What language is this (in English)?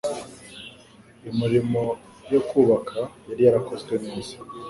Kinyarwanda